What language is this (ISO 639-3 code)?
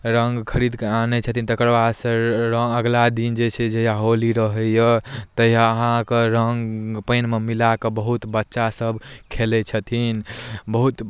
mai